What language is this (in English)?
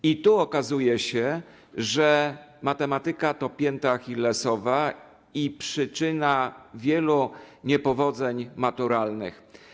Polish